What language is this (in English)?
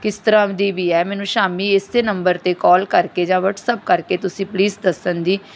Punjabi